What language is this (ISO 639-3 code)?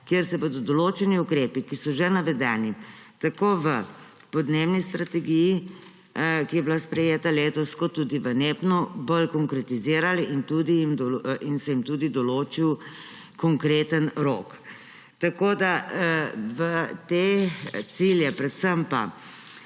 slv